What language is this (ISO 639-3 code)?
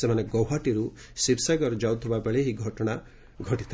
ori